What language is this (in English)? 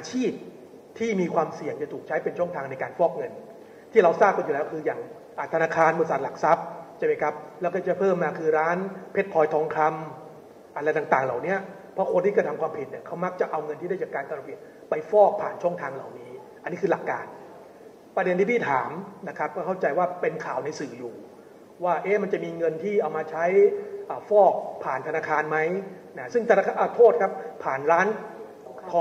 Thai